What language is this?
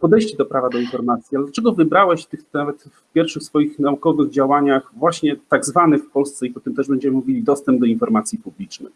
Polish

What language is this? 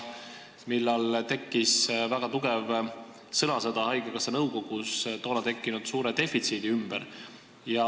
Estonian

